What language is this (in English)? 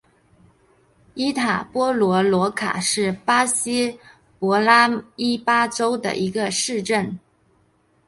Chinese